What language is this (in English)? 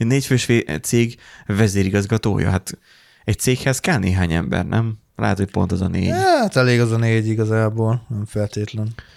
Hungarian